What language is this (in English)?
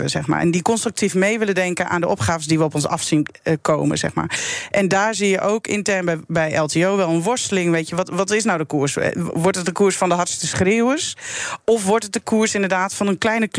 Dutch